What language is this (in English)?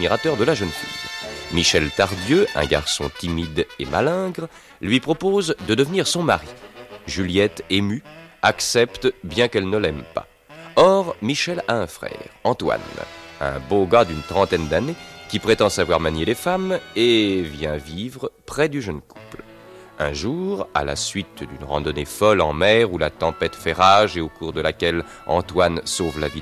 French